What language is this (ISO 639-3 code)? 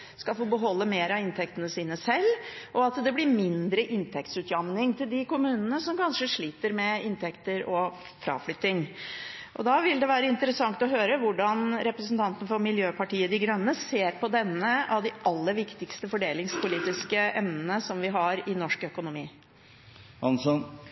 nob